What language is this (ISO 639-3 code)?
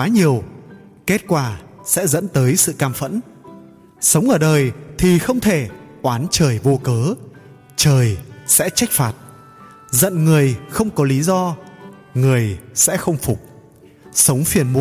vie